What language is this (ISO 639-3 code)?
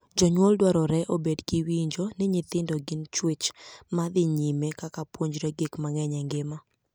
luo